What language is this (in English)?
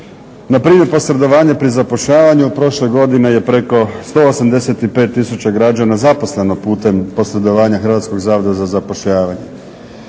Croatian